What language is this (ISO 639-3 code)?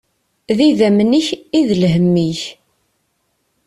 kab